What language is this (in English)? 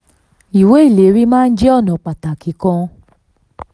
Yoruba